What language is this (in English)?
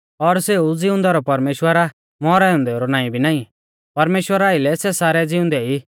Mahasu Pahari